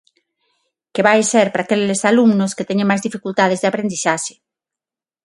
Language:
Galician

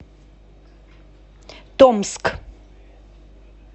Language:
Russian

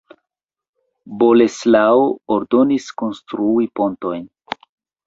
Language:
Esperanto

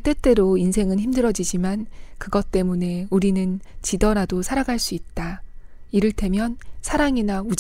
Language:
Korean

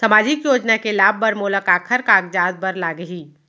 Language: Chhattisgarhi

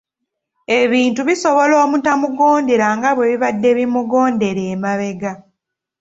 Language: Ganda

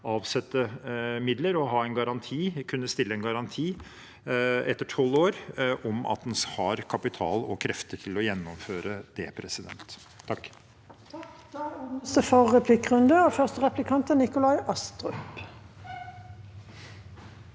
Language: Norwegian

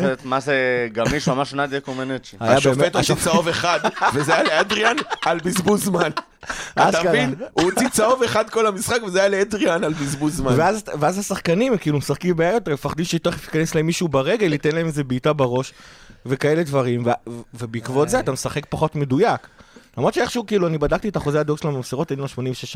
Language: Hebrew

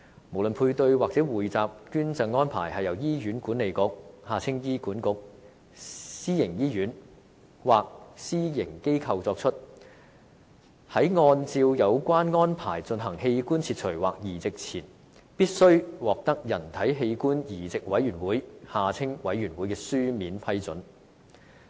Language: Cantonese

